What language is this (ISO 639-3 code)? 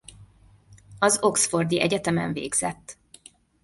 hun